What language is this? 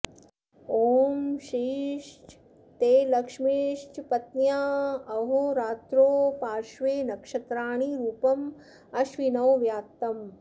Sanskrit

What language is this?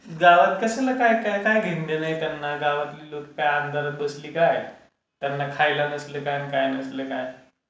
Marathi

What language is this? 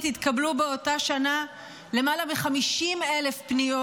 Hebrew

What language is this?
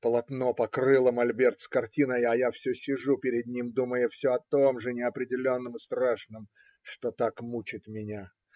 Russian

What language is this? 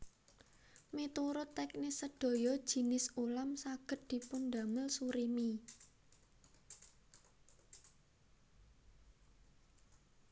Javanese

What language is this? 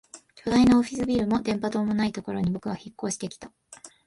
Japanese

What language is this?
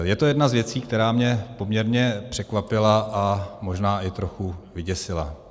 Czech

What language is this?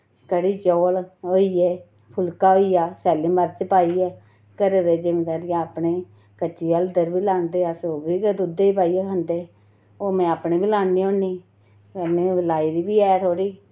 Dogri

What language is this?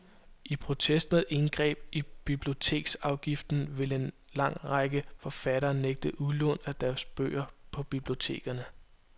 Danish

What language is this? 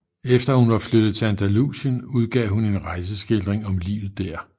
Danish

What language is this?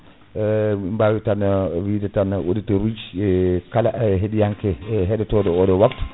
Fula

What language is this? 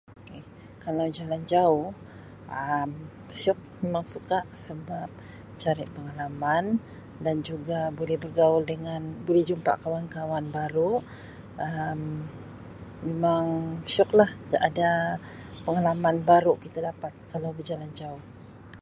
Sabah Malay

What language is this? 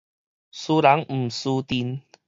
Min Nan Chinese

